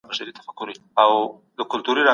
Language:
Pashto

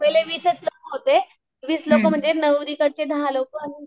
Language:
Marathi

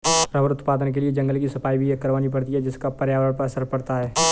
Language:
Hindi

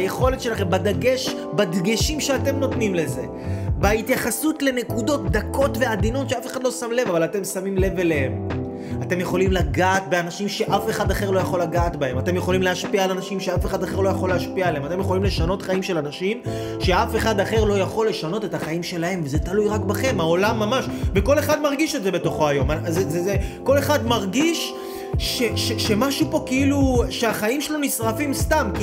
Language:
Hebrew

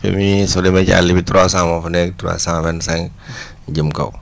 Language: Wolof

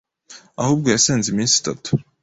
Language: Kinyarwanda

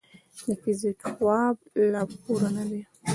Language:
Pashto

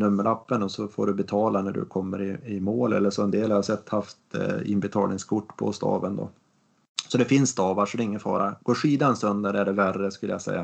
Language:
Swedish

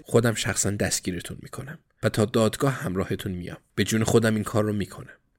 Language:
Persian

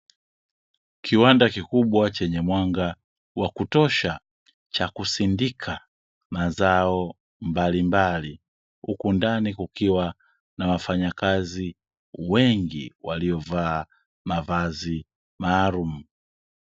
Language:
Swahili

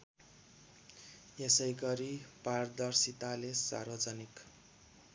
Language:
Nepali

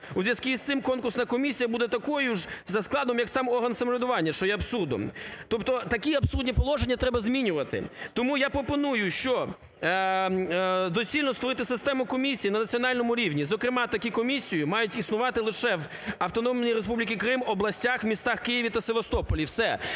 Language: Ukrainian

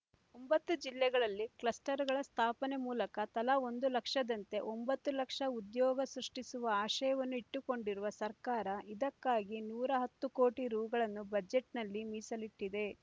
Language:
Kannada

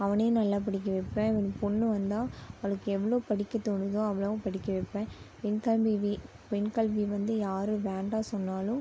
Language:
Tamil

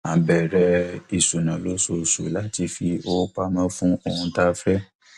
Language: Yoruba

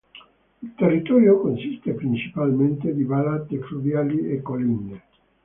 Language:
Italian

